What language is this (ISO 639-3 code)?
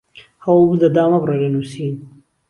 ckb